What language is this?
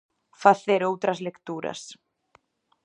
Galician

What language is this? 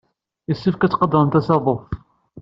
Kabyle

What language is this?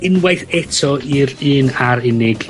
Welsh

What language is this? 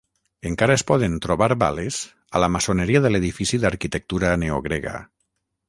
Catalan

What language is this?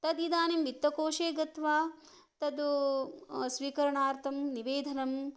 Sanskrit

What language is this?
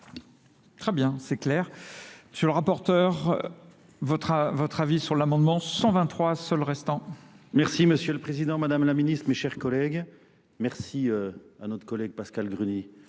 French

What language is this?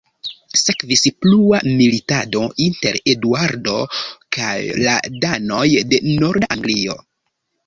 Esperanto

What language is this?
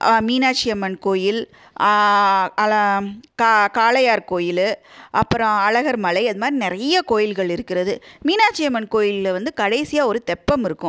Tamil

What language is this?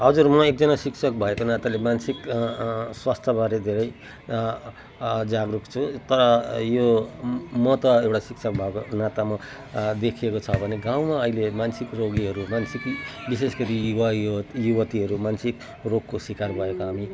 Nepali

